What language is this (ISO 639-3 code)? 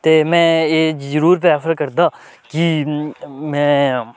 doi